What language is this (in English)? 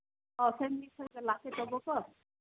Manipuri